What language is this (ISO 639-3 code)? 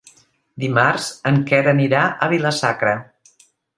cat